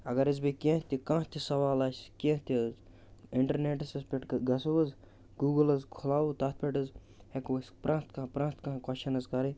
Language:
Kashmiri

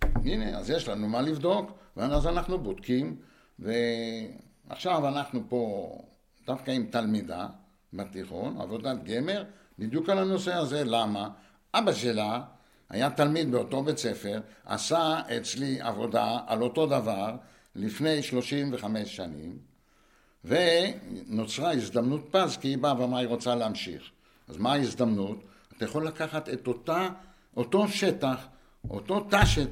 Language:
Hebrew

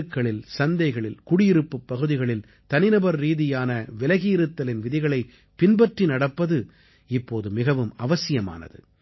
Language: Tamil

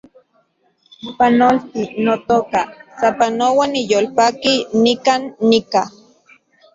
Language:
Central Puebla Nahuatl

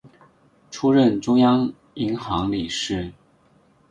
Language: Chinese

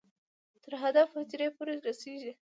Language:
Pashto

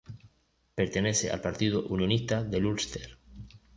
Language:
Spanish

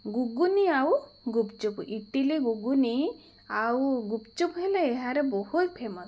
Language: Odia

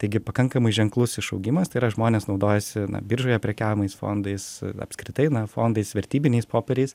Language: Lithuanian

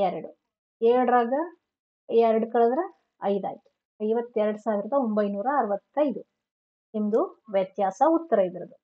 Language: Kannada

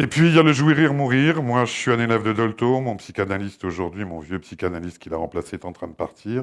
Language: French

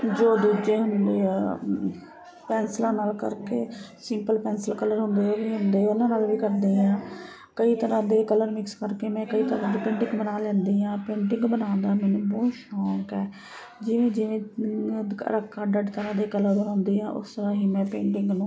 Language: Punjabi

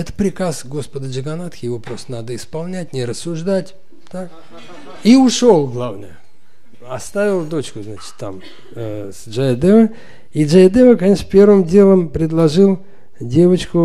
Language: Russian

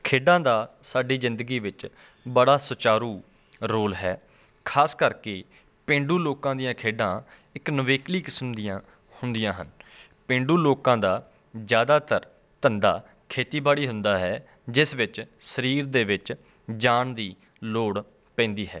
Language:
Punjabi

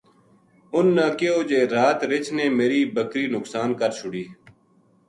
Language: Gujari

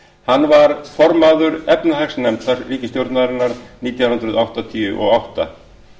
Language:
Icelandic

